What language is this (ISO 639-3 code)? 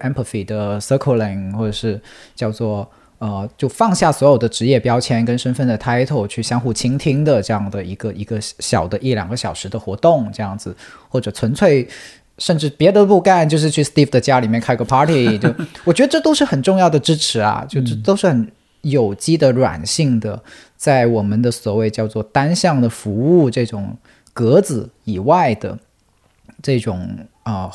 zho